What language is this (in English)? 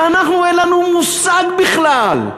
Hebrew